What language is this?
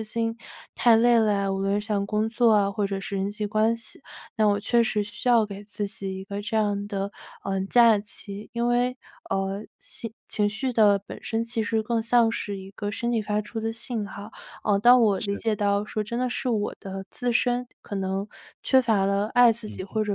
Chinese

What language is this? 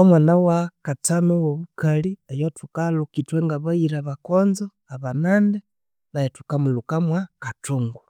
Konzo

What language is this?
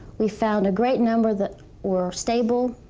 English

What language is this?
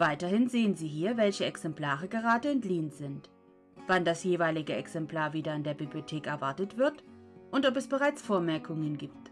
German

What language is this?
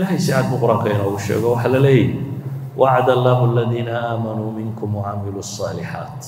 Arabic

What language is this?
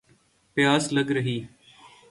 Urdu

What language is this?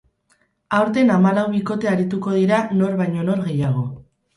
Basque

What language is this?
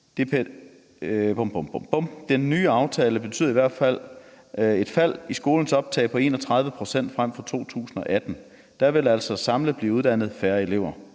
Danish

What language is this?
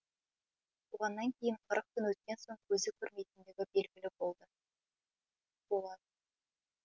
Kazakh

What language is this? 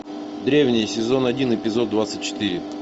Russian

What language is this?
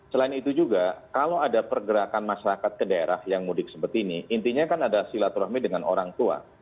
Indonesian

